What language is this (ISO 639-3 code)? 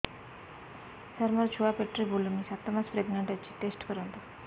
ori